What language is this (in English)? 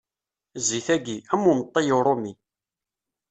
Kabyle